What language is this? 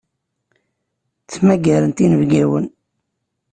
Kabyle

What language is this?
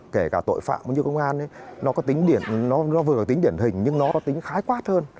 Vietnamese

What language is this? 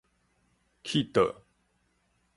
Min Nan Chinese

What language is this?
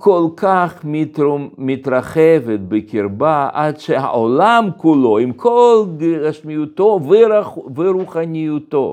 Hebrew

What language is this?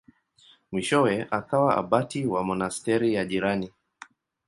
Swahili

